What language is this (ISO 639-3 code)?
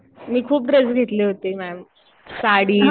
mar